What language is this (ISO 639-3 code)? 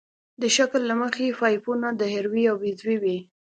pus